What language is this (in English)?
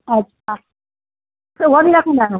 Sindhi